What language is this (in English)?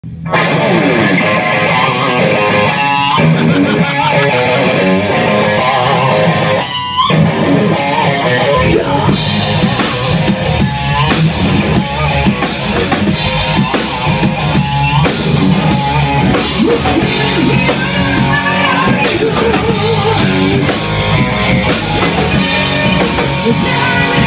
English